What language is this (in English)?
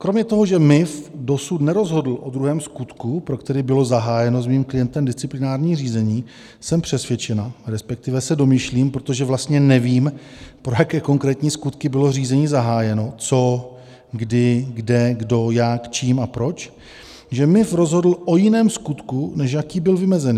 Czech